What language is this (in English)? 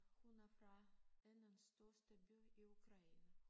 Danish